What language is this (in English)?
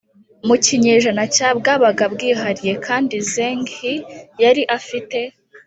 Kinyarwanda